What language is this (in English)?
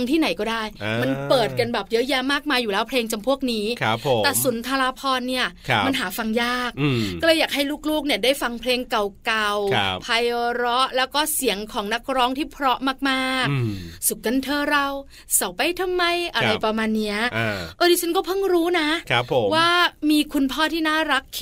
Thai